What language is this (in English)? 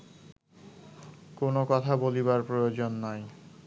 Bangla